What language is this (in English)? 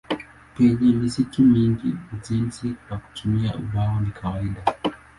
Swahili